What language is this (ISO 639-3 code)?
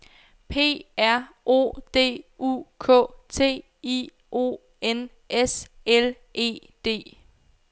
dan